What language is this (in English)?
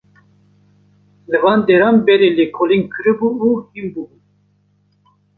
Kurdish